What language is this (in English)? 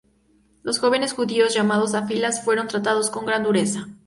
Spanish